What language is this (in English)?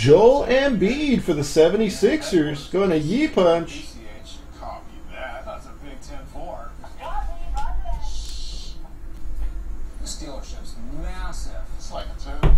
English